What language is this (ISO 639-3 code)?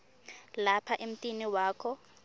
ssw